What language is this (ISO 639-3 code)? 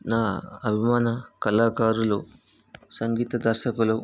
tel